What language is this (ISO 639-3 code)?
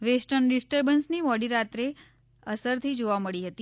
guj